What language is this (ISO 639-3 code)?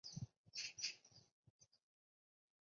zho